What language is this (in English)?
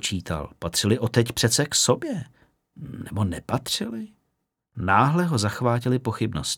Czech